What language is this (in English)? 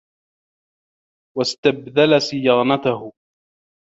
Arabic